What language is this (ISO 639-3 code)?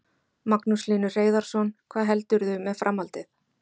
isl